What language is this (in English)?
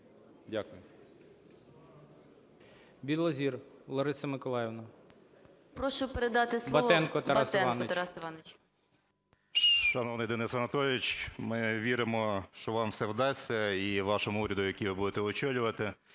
Ukrainian